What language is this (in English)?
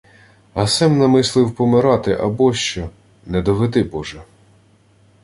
Ukrainian